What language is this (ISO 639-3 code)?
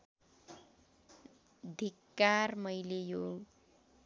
nep